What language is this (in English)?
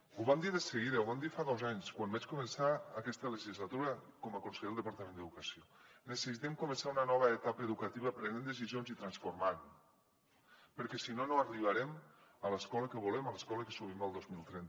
Catalan